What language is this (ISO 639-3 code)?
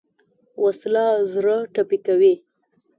pus